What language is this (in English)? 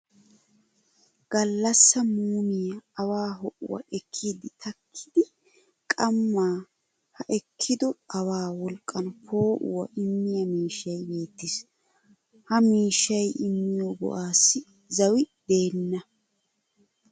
Wolaytta